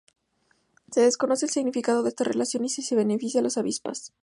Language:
Spanish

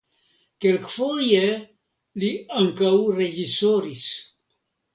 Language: Esperanto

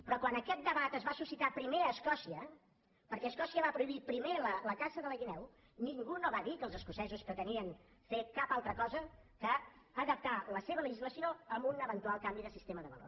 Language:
Catalan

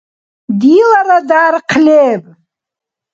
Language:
Dargwa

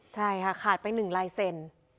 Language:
Thai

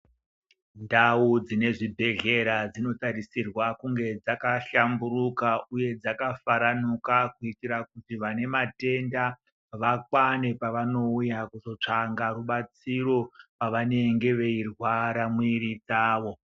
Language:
Ndau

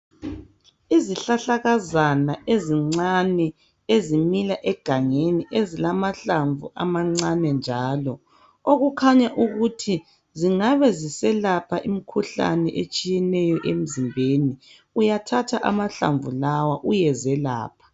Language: North Ndebele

